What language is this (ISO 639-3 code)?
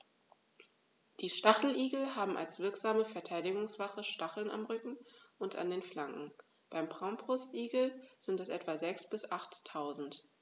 deu